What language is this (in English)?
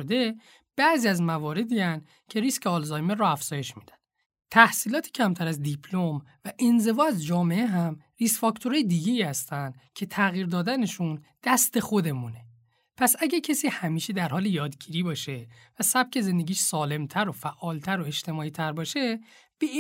Persian